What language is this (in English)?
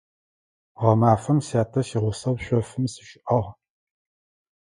Adyghe